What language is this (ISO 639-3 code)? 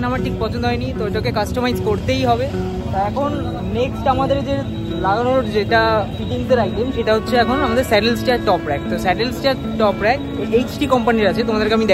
hin